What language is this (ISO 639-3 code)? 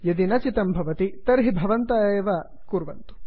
san